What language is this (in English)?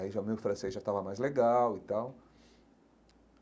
Portuguese